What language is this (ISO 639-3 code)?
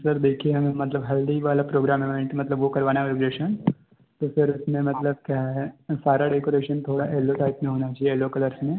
hin